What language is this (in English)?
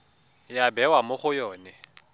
Tswana